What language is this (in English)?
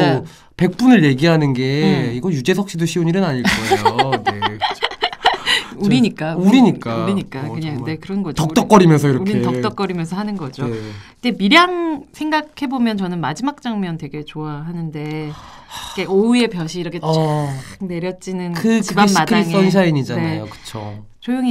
Korean